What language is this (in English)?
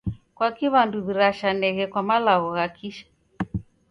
Taita